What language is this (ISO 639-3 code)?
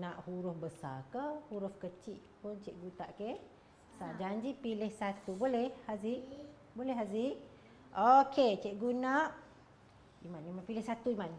msa